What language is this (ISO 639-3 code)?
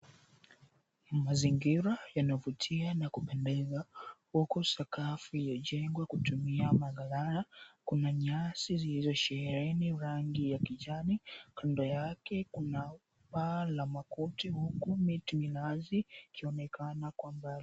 swa